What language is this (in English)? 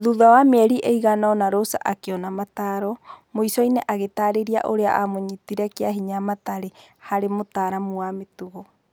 Kikuyu